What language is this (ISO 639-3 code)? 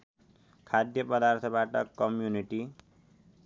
nep